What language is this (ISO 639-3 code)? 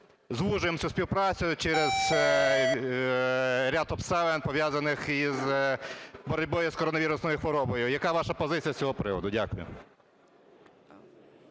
ukr